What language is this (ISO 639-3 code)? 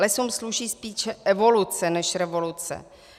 ces